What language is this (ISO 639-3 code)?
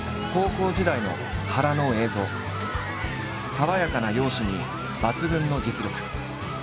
jpn